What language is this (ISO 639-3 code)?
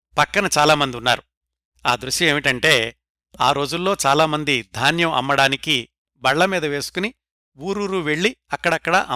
tel